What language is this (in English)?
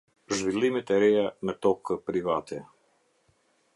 Albanian